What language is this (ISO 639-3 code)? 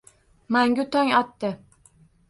uzb